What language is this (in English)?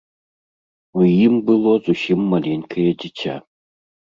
Belarusian